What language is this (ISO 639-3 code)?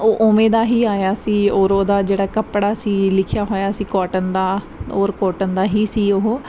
pan